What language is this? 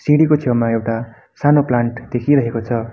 Nepali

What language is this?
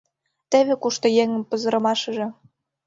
Mari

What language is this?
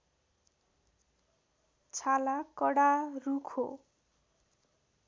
Nepali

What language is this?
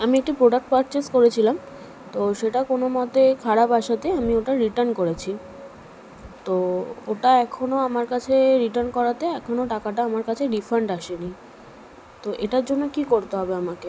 Bangla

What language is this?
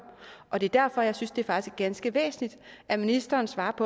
Danish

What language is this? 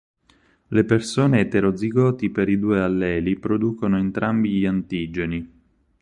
Italian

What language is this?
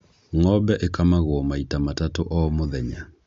Kikuyu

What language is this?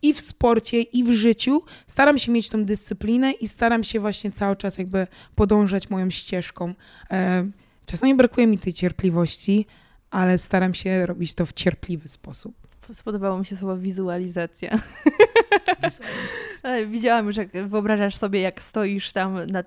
Polish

